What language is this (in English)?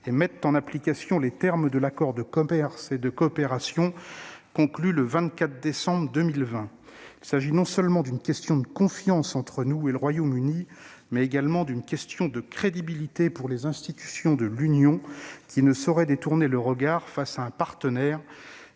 French